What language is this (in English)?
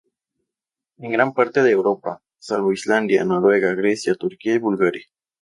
Spanish